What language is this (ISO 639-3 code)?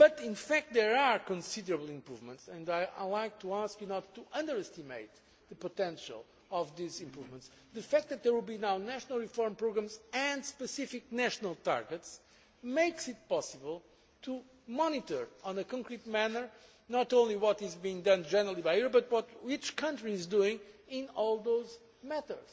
eng